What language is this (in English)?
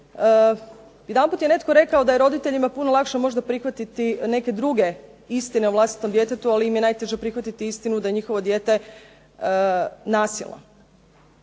Croatian